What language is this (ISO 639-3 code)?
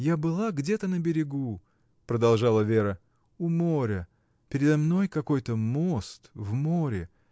rus